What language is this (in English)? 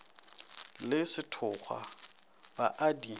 Northern Sotho